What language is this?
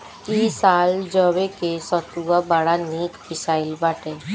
Bhojpuri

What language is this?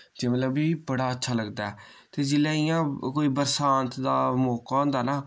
Dogri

